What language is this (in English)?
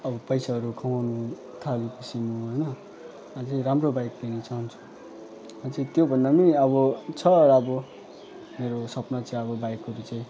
Nepali